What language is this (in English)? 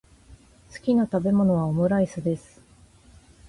Japanese